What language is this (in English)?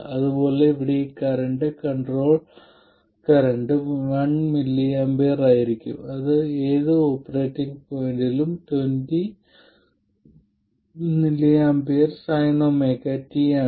Malayalam